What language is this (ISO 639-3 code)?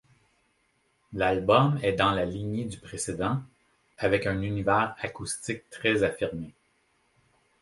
fra